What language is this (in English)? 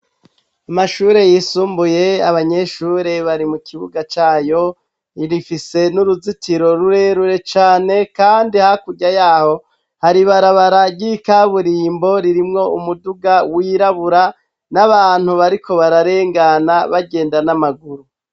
Rundi